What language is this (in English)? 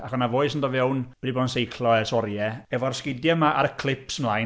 Welsh